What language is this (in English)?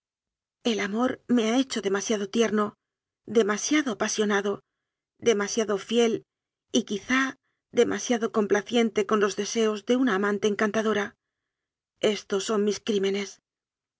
Spanish